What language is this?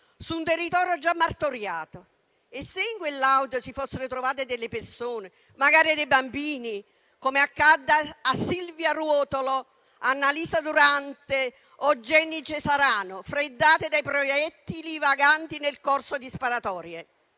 Italian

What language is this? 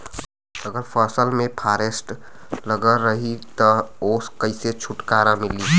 Bhojpuri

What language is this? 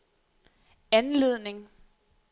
Danish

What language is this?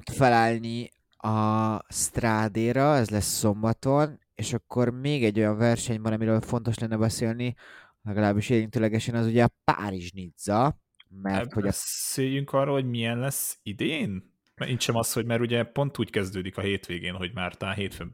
Hungarian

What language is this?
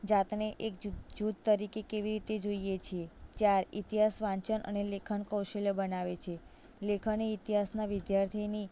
Gujarati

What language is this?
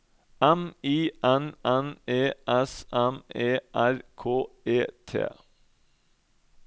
Norwegian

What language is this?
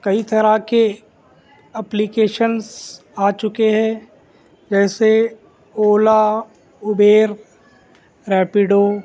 Urdu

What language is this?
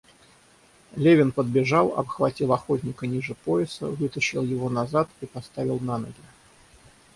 Russian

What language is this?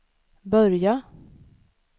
Swedish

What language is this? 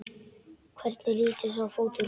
Icelandic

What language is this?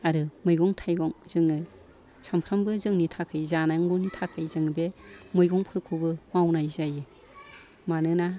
Bodo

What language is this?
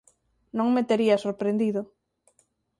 Galician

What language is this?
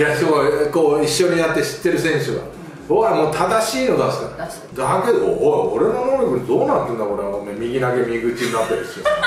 Japanese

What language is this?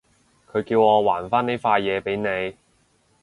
Cantonese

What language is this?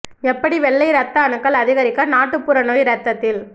Tamil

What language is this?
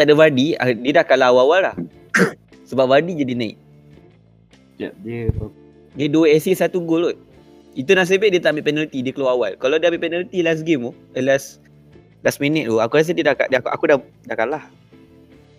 Malay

